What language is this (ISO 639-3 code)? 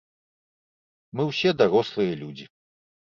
bel